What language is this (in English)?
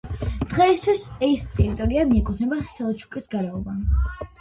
Georgian